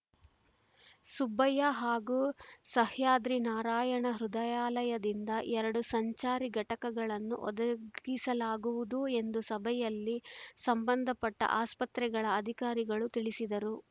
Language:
Kannada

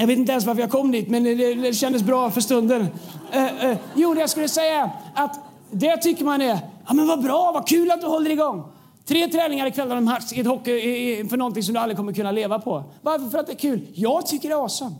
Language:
Swedish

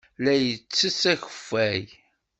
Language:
Kabyle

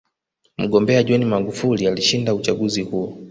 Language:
Swahili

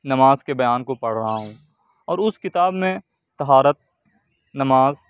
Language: Urdu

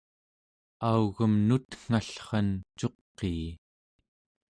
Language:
Central Yupik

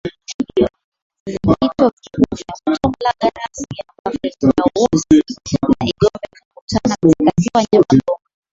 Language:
Swahili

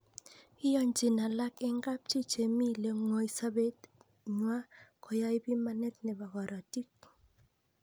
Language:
Kalenjin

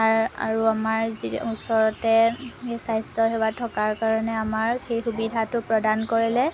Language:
Assamese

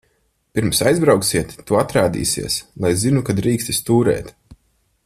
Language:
Latvian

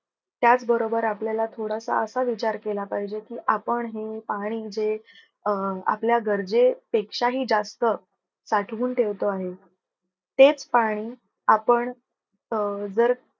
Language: Marathi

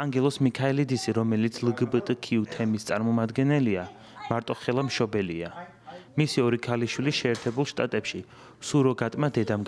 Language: Romanian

